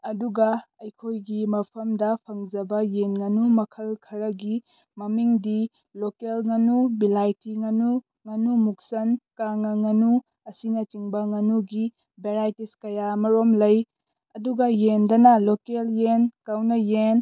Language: Manipuri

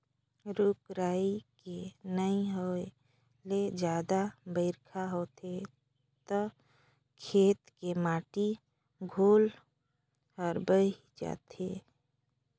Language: Chhattisgarhi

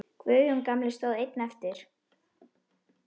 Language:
Icelandic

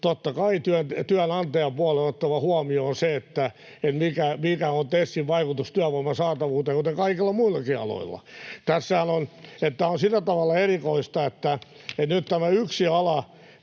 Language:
Finnish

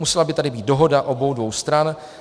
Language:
Czech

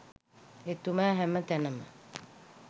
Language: Sinhala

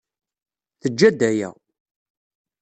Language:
Kabyle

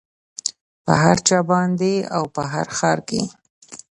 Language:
Pashto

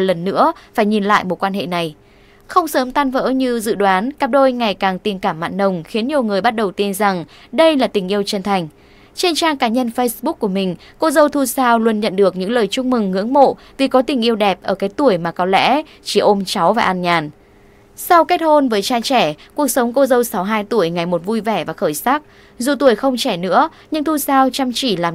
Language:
Vietnamese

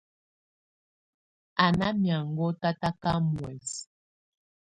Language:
Tunen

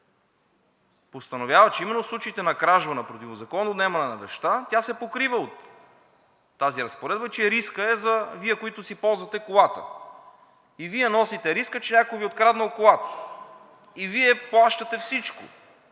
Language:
Bulgarian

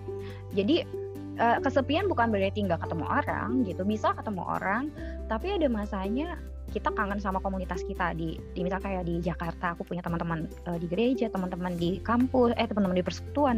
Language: Indonesian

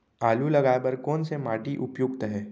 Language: Chhattisgarhi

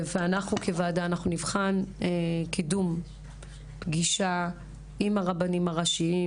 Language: Hebrew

